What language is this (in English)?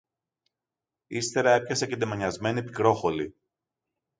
Greek